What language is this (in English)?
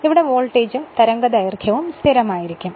Malayalam